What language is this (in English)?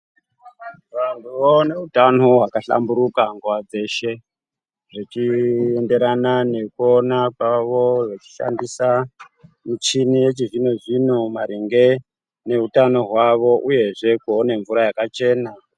Ndau